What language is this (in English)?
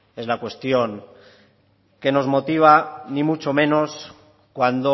Spanish